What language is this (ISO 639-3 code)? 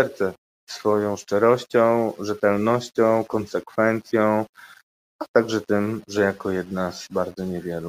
pol